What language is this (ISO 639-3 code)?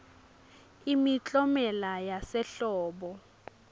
ssw